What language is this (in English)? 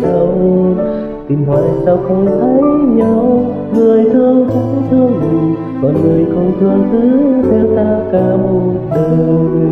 Vietnamese